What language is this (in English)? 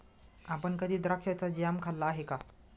Marathi